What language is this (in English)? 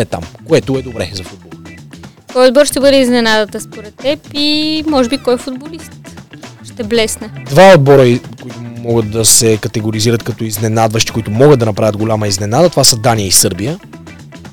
Bulgarian